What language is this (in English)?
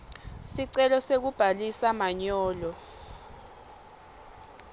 Swati